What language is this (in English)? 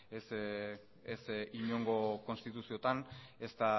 Basque